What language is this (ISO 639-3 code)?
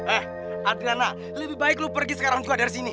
ind